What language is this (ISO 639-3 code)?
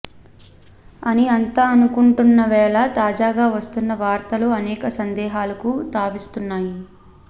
tel